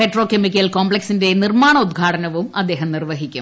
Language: Malayalam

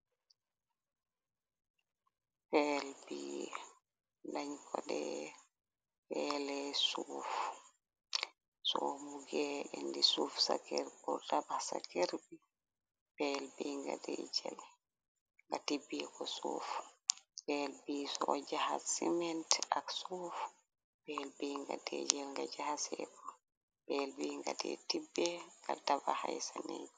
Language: Wolof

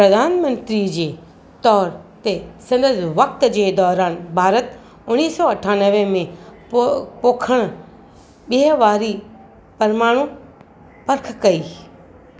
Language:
Sindhi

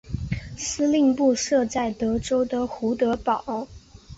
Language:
Chinese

